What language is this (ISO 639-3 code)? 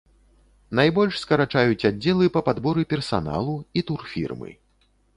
bel